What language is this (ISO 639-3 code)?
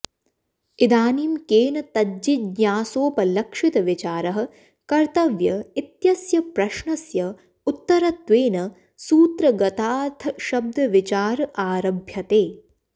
san